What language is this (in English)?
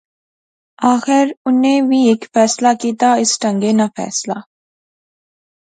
Pahari-Potwari